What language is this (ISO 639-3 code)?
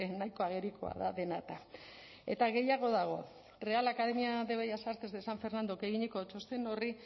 eus